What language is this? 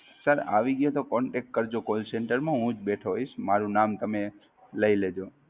Gujarati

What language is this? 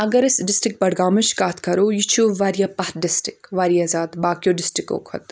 Kashmiri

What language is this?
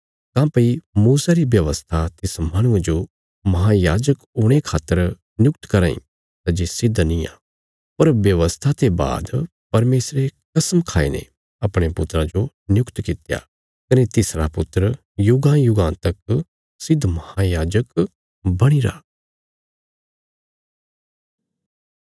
Bilaspuri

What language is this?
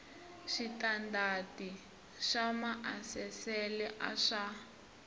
Tsonga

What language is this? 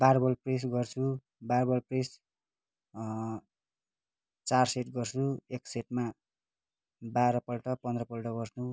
Nepali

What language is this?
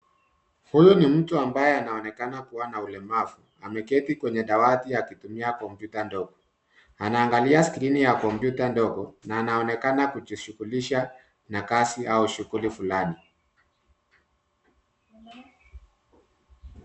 Swahili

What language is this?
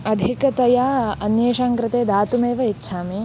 Sanskrit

